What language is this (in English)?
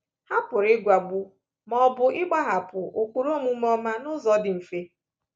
Igbo